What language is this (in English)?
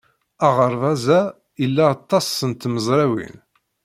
Kabyle